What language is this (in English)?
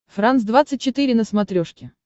Russian